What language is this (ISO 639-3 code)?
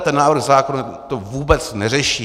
ces